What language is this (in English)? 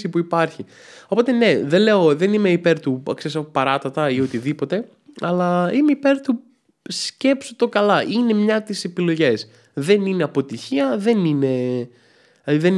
Greek